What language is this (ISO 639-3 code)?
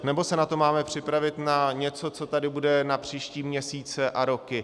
ces